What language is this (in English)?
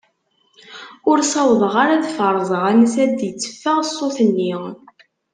Kabyle